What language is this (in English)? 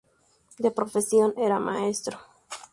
Spanish